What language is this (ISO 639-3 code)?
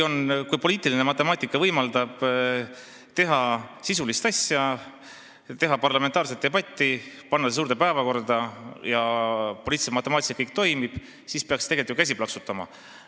est